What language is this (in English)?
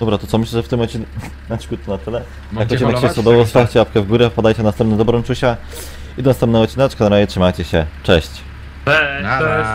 Polish